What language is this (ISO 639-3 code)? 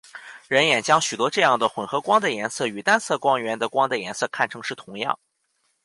zho